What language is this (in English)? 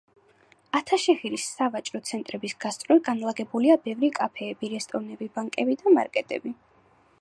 Georgian